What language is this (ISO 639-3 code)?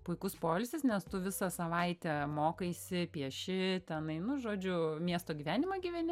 lit